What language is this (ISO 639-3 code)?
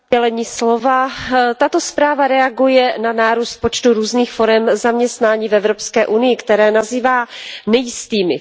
ces